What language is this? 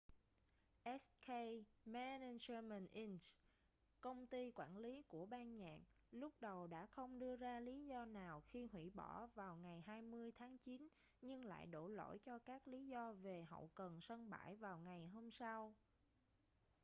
Vietnamese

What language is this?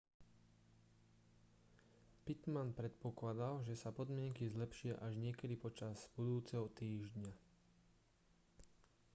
Slovak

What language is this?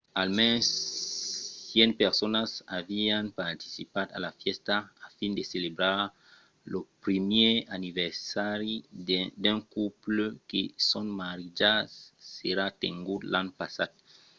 Occitan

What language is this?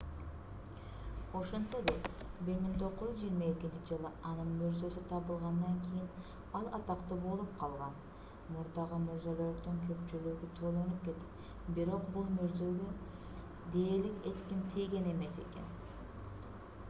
Kyrgyz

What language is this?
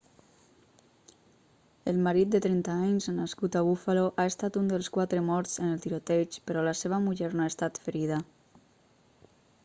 Catalan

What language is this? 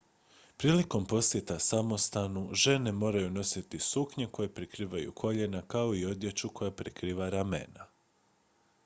Croatian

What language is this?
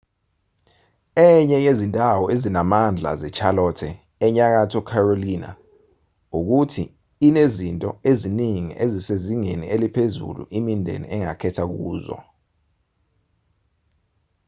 Zulu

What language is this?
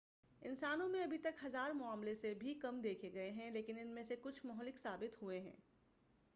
Urdu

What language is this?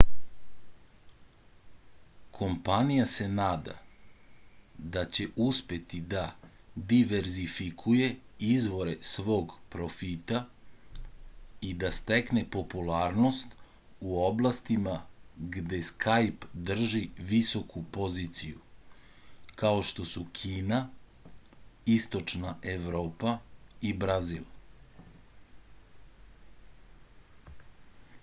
Serbian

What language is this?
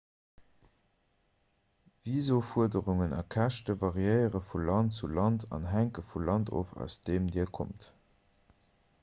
Luxembourgish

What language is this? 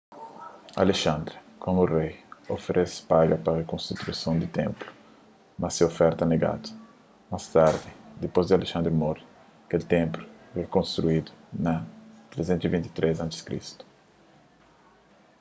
Kabuverdianu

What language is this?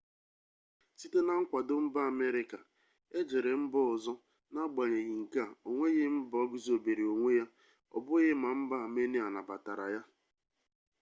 Igbo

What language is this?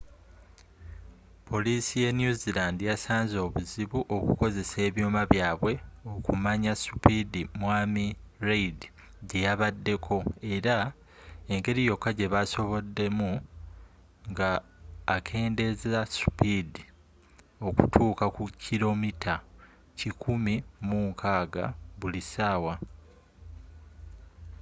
Ganda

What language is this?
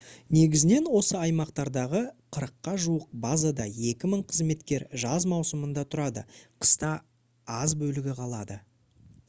Kazakh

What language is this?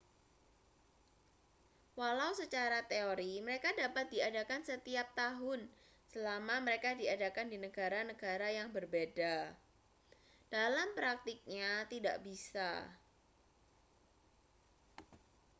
Indonesian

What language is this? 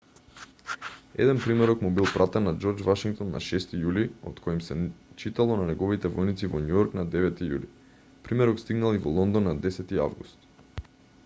Macedonian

